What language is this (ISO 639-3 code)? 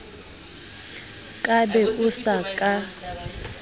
sot